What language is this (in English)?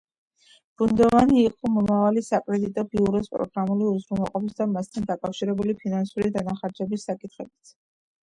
Georgian